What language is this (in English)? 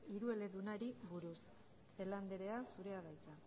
Basque